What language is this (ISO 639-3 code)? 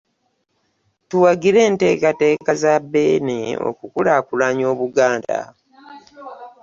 lug